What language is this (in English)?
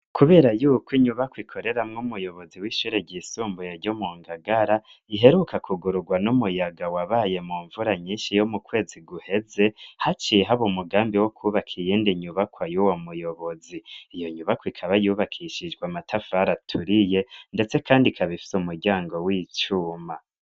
Rundi